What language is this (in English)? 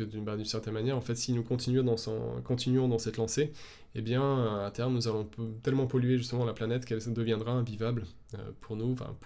French